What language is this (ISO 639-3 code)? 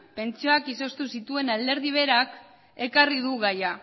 eus